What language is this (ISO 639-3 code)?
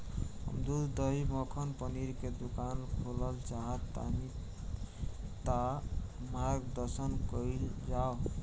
bho